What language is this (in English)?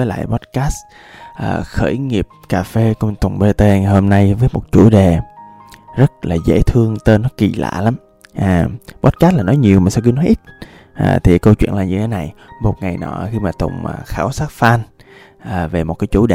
Vietnamese